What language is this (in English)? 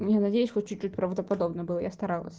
Russian